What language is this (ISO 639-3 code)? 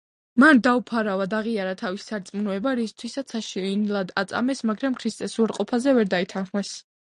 kat